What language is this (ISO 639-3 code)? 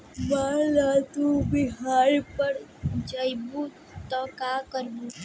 bho